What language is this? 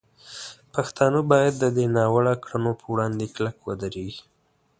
Pashto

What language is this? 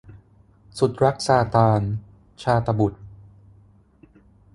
Thai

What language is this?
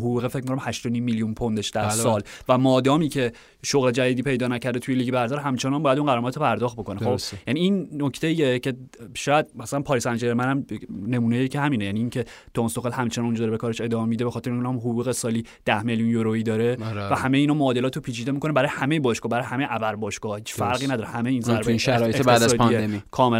Persian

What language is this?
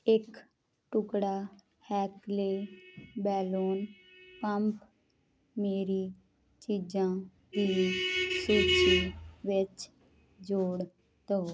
Punjabi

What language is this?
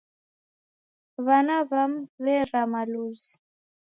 Taita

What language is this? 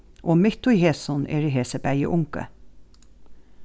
Faroese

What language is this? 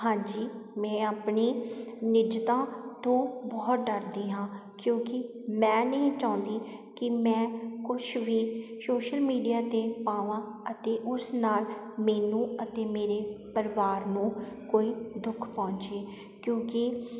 Punjabi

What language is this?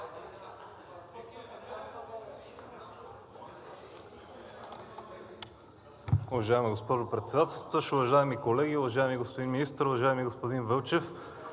Bulgarian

